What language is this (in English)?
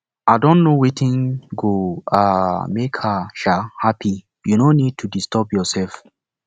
Nigerian Pidgin